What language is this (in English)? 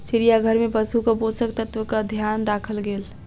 Maithili